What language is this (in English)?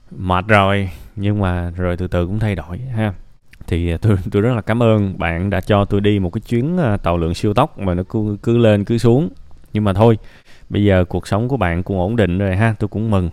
Vietnamese